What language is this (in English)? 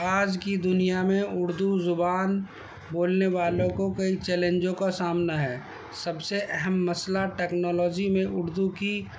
Urdu